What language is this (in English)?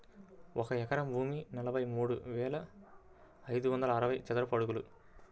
Telugu